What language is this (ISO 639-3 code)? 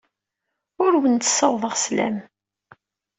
kab